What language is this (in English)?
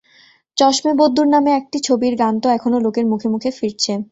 Bangla